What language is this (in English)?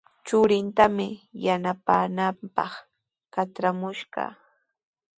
Sihuas Ancash Quechua